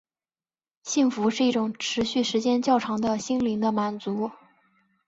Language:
Chinese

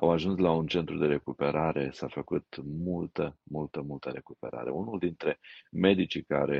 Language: Romanian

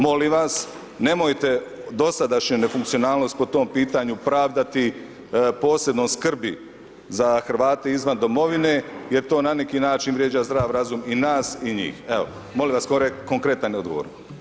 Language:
Croatian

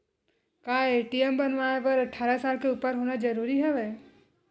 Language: Chhattisgarhi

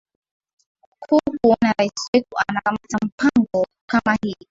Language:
Swahili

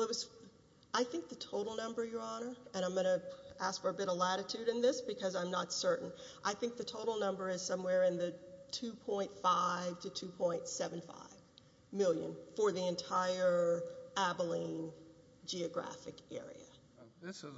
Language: English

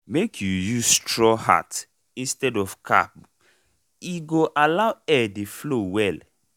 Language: Nigerian Pidgin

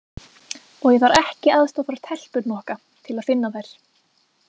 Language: Icelandic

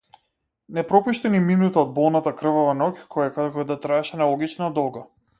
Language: Macedonian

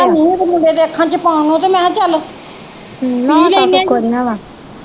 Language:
Punjabi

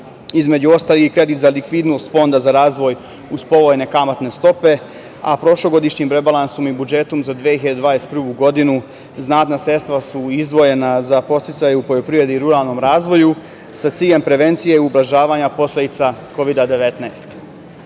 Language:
Serbian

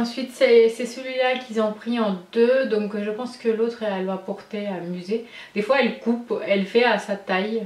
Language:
French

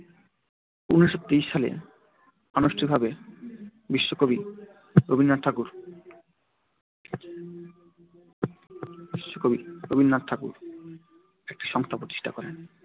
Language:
Bangla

